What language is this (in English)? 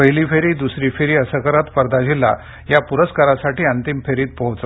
Marathi